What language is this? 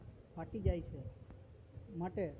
Gujarati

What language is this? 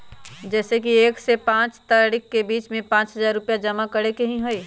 Magahi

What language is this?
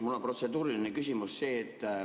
Estonian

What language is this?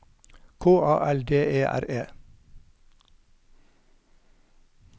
Norwegian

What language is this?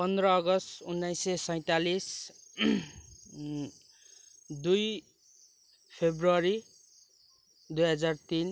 Nepali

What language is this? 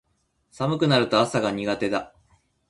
Japanese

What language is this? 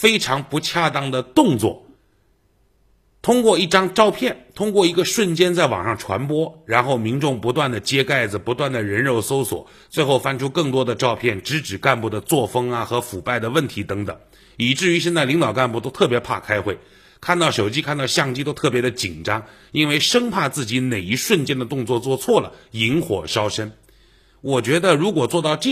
Chinese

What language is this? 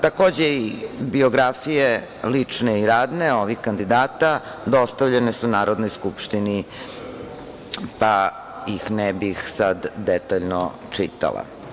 Serbian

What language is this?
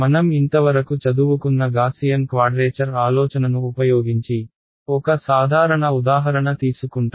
Telugu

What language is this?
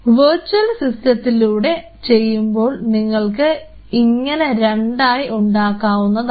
Malayalam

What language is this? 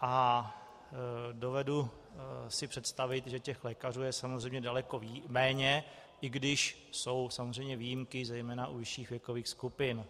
Czech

